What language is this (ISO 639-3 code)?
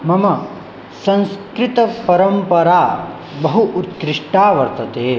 san